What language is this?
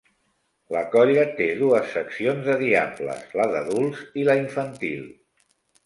Catalan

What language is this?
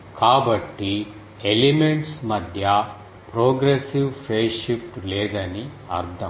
Telugu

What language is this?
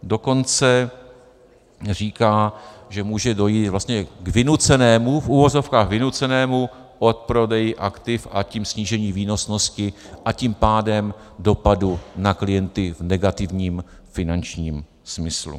Czech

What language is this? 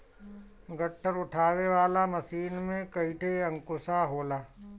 Bhojpuri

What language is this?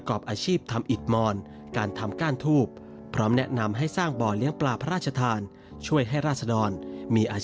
Thai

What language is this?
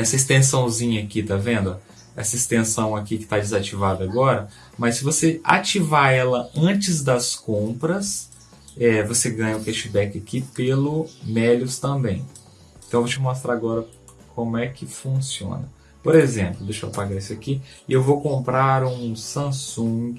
Portuguese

